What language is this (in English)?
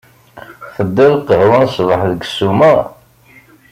Kabyle